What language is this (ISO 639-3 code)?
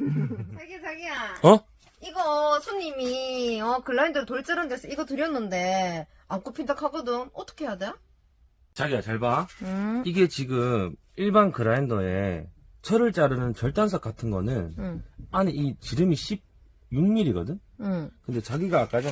kor